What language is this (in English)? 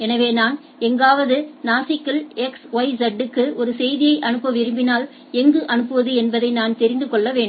Tamil